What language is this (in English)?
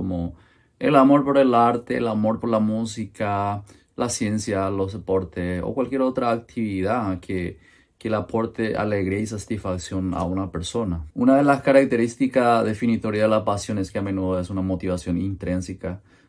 Spanish